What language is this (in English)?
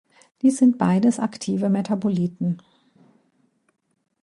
German